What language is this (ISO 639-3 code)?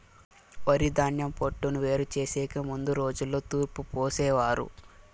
tel